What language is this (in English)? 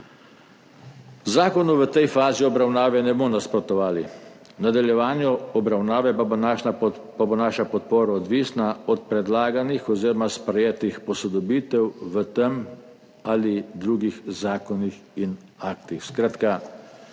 Slovenian